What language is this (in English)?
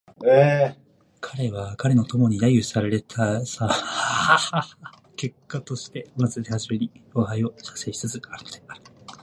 Japanese